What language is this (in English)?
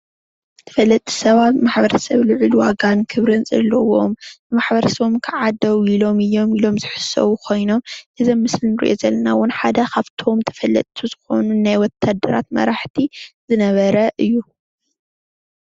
Tigrinya